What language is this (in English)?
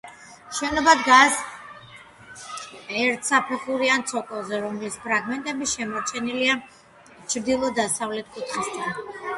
Georgian